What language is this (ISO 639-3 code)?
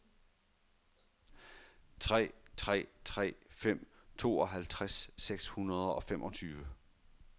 dan